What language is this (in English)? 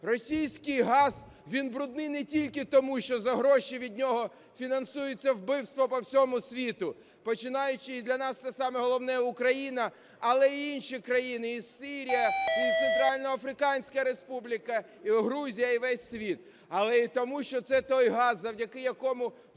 Ukrainian